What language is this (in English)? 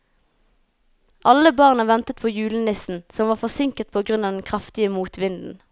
Norwegian